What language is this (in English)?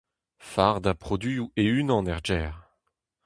Breton